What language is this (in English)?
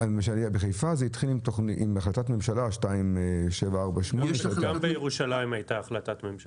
Hebrew